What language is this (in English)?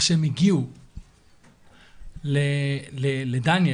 Hebrew